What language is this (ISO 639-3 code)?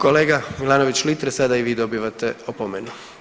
hrv